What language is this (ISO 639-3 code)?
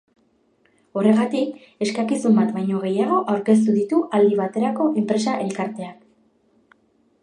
eus